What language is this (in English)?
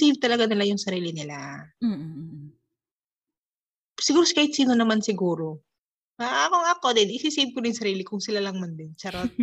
Filipino